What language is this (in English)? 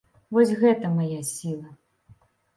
Belarusian